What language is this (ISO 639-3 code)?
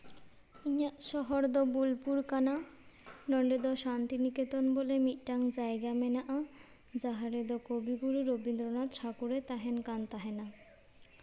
sat